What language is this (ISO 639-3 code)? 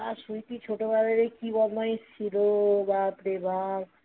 ben